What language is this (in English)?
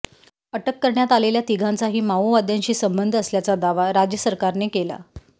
Marathi